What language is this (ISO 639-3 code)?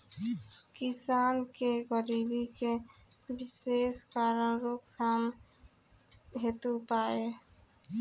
bho